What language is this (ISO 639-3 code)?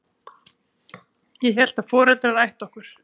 isl